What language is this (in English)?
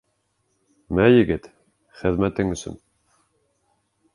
Bashkir